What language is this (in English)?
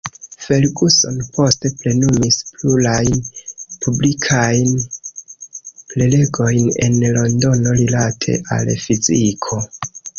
Esperanto